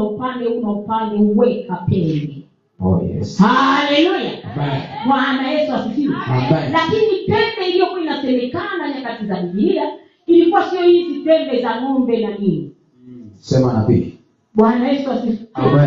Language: Swahili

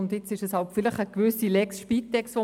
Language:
Swiss German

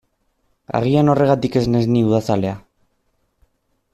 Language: Basque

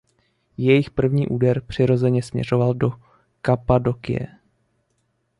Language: Czech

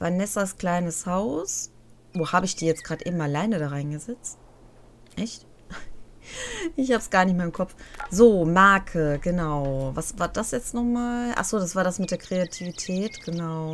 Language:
German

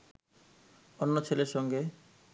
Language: Bangla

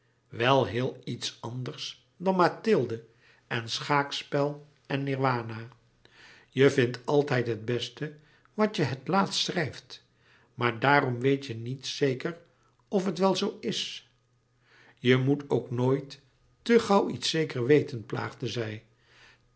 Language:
Dutch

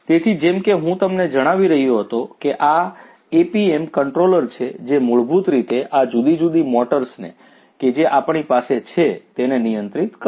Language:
Gujarati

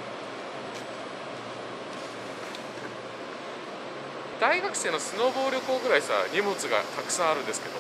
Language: Japanese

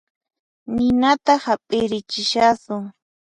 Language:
Puno Quechua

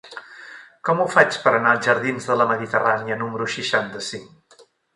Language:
Catalan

